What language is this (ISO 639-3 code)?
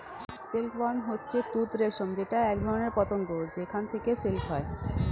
ben